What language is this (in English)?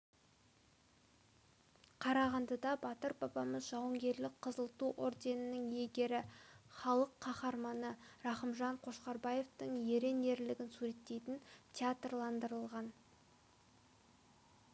Kazakh